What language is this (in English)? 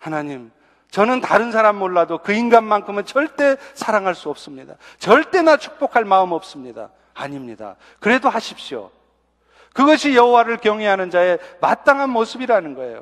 Korean